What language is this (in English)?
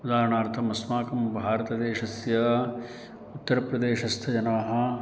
Sanskrit